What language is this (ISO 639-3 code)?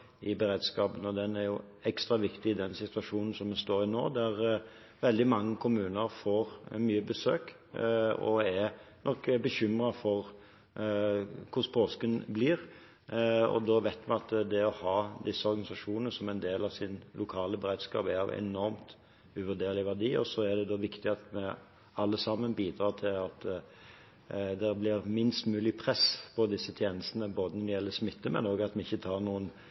nob